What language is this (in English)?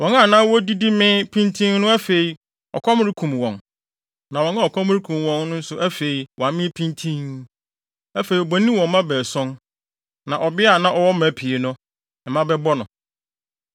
Akan